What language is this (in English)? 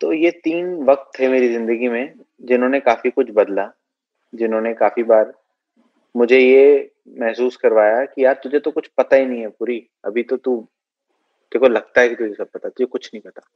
Hindi